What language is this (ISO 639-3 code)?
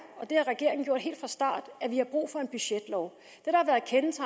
dan